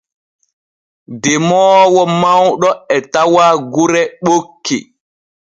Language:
Borgu Fulfulde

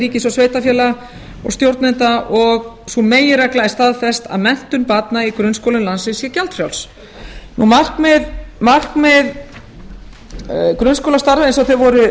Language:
Icelandic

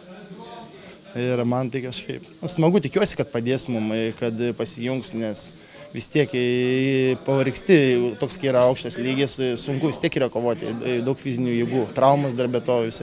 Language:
Lithuanian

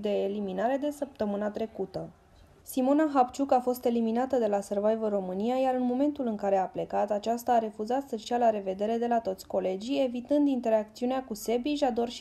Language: Romanian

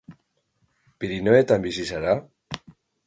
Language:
Basque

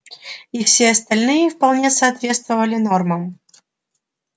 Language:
Russian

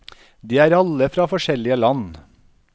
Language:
Norwegian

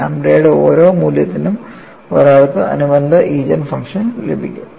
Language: Malayalam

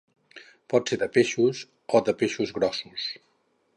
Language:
Catalan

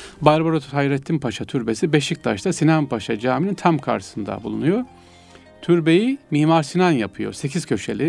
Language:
Turkish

